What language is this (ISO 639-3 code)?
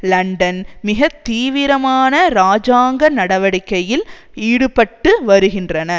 tam